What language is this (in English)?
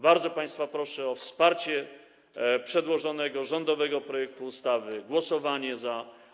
Polish